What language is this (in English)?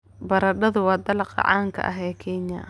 Somali